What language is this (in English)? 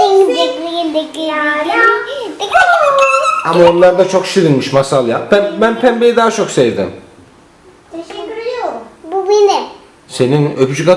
Turkish